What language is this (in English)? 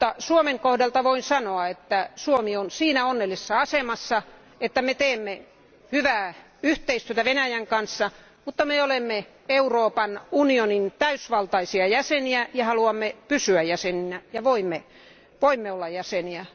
Finnish